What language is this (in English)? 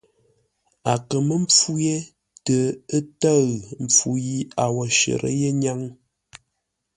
Ngombale